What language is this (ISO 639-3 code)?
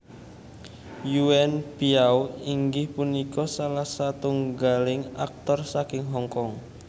jav